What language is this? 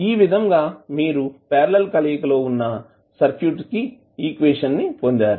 Telugu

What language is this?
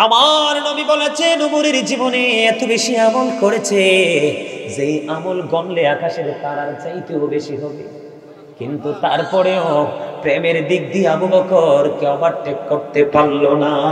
Bangla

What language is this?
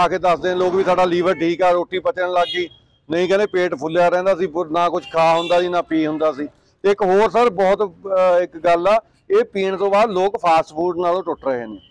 Punjabi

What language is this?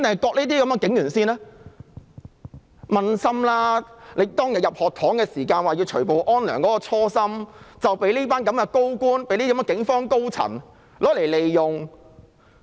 Cantonese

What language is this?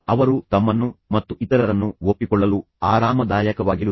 Kannada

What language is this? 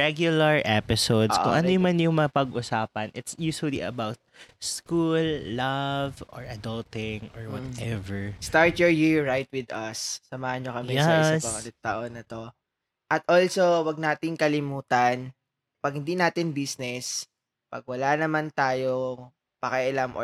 Filipino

